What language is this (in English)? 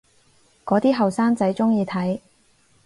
Cantonese